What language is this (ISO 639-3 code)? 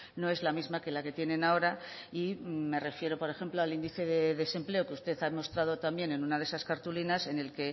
spa